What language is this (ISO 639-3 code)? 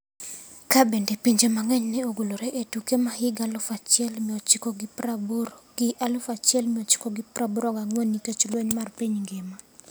luo